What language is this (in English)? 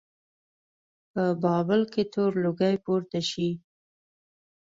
Pashto